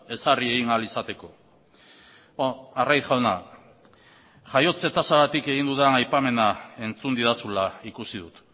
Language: Basque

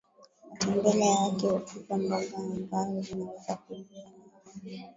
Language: Swahili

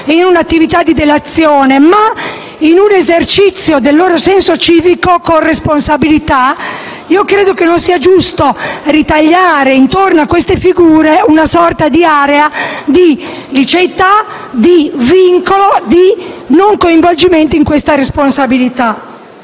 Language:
Italian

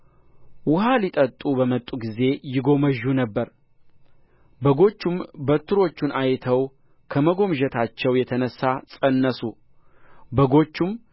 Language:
Amharic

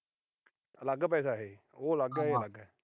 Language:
Punjabi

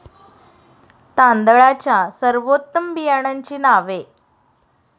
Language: Marathi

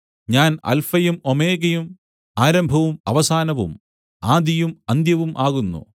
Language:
Malayalam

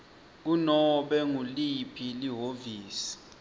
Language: Swati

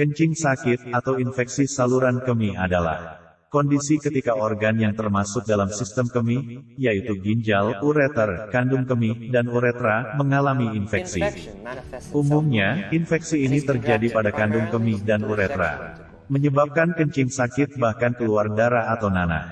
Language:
Indonesian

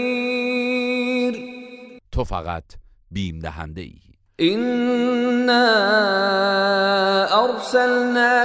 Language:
Persian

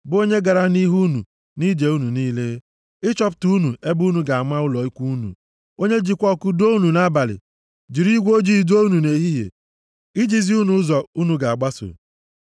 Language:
Igbo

